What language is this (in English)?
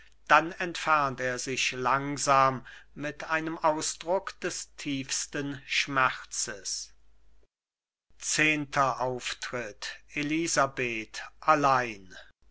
German